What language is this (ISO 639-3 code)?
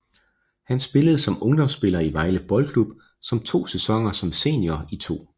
dan